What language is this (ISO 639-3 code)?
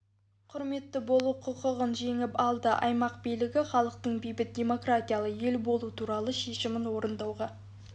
kaz